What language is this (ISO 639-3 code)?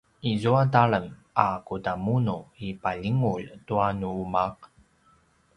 pwn